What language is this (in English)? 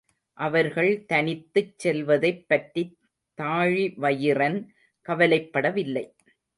Tamil